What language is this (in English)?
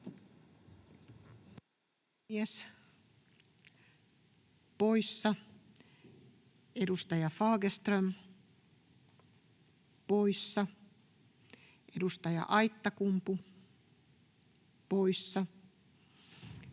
Finnish